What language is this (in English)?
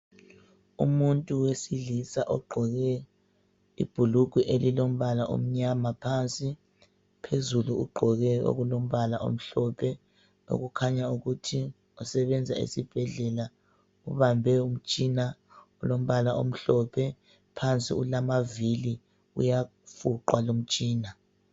North Ndebele